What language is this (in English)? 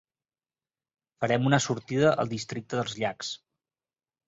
Catalan